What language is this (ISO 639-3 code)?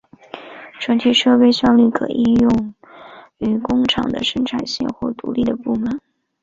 zho